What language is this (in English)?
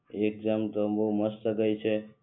Gujarati